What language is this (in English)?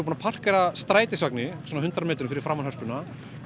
Icelandic